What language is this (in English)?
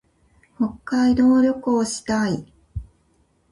Japanese